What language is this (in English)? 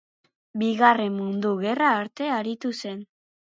Basque